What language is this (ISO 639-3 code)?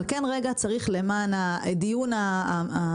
heb